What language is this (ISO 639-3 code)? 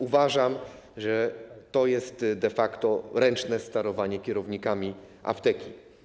pol